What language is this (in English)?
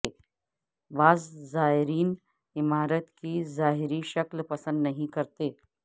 Urdu